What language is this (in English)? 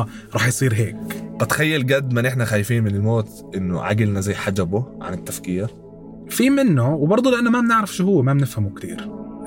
Arabic